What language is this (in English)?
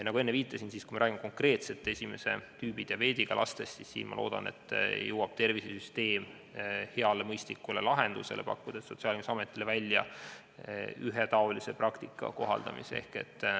Estonian